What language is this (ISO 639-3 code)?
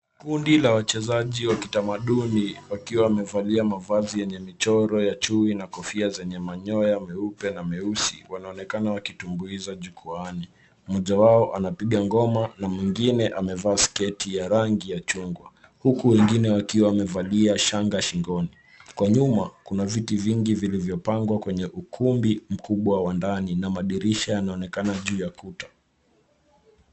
swa